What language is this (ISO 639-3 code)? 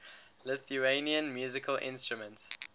eng